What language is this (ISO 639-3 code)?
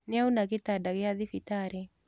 kik